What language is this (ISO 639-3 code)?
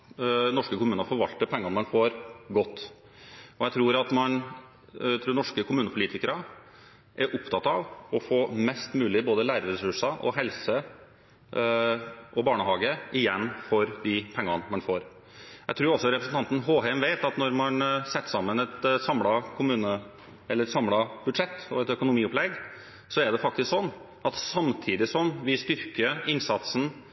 nob